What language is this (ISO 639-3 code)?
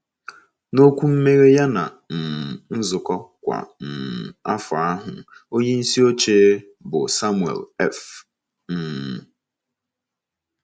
ibo